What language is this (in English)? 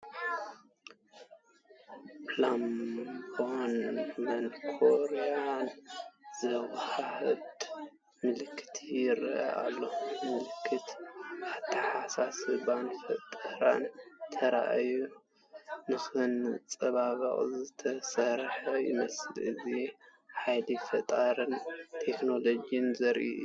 Tigrinya